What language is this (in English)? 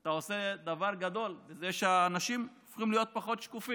Hebrew